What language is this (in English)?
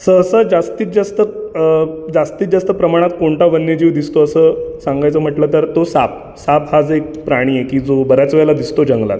Marathi